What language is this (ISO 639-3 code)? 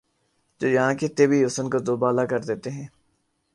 urd